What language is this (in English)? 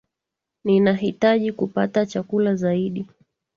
Swahili